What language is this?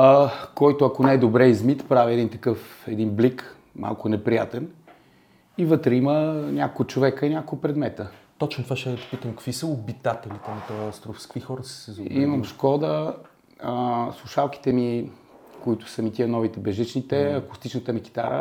Bulgarian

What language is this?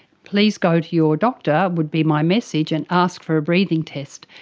English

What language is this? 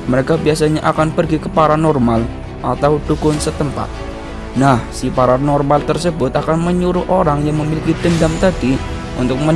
Indonesian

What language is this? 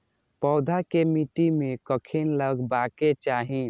Maithili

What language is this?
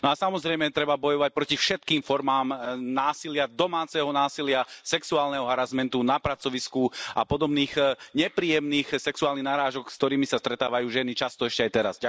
Slovak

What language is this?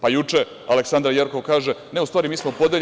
Serbian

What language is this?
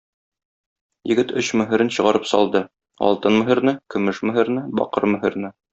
Tatar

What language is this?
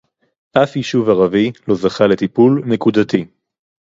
Hebrew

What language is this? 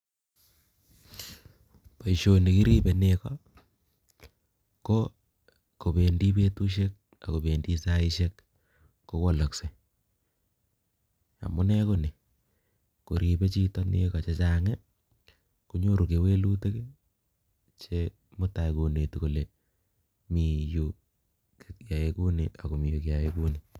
Kalenjin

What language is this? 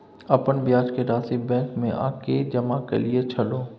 Maithili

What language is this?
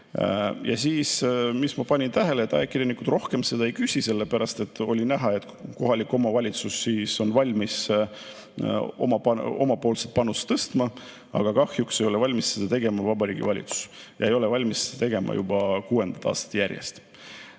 Estonian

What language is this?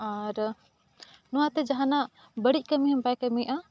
Santali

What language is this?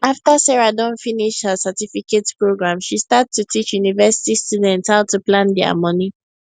Nigerian Pidgin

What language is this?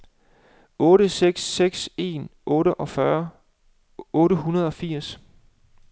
Danish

